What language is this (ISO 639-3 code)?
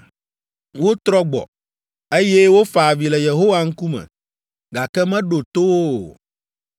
ewe